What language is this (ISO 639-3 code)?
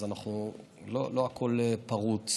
heb